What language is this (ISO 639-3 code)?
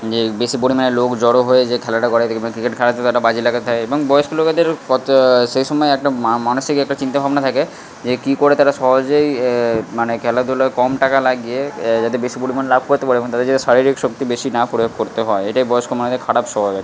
ben